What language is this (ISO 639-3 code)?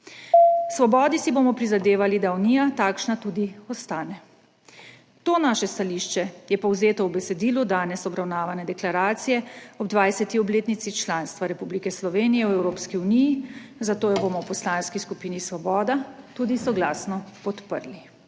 slv